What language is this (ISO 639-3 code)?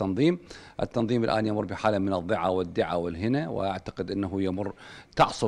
ara